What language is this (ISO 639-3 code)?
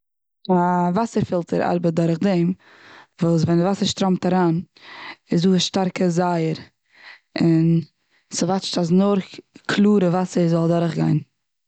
yid